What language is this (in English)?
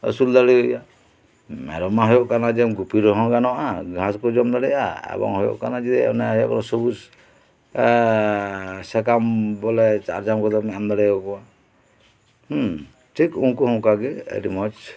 Santali